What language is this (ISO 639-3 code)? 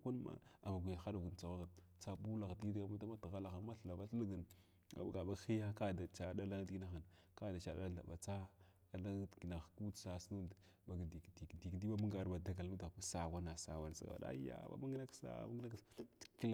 glw